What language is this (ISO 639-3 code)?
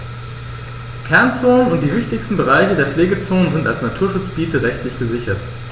deu